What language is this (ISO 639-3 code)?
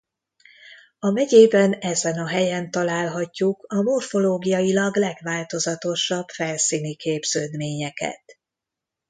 hun